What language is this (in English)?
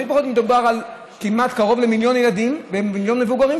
Hebrew